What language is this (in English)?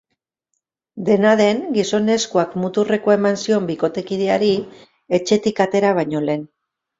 Basque